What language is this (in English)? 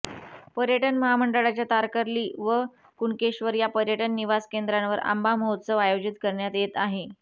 Marathi